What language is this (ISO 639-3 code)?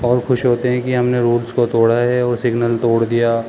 urd